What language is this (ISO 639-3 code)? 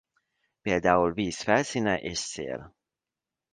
hun